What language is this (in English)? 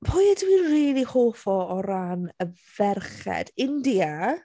Welsh